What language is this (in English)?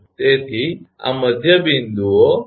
Gujarati